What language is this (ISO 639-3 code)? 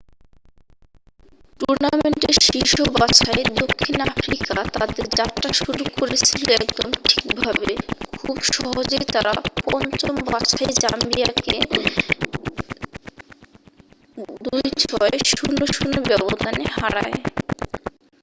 ben